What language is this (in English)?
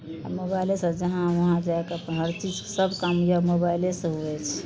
Maithili